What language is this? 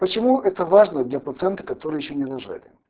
Russian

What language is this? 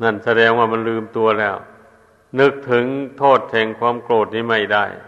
Thai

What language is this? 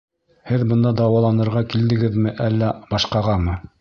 Bashkir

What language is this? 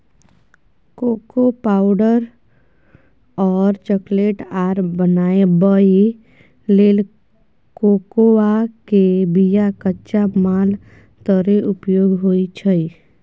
Maithili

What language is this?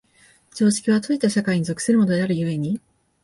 Japanese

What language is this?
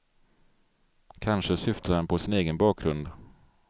Swedish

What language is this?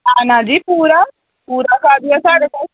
Dogri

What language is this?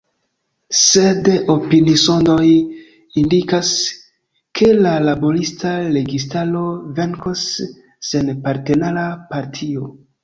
Esperanto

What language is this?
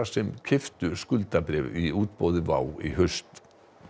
Icelandic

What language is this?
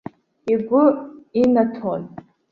Abkhazian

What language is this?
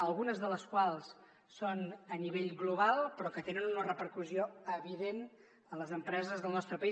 Catalan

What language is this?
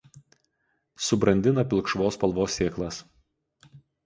Lithuanian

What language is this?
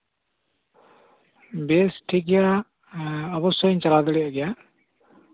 Santali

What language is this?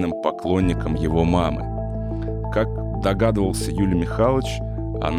Russian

